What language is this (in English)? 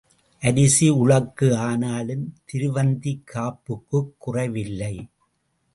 Tamil